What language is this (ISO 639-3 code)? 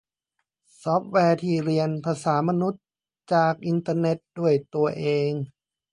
tha